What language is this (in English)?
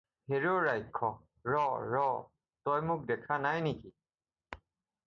Assamese